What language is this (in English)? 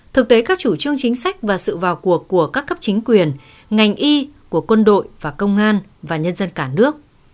Vietnamese